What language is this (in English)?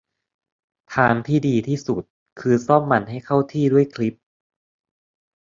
Thai